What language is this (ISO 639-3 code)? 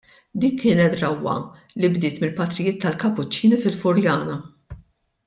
mlt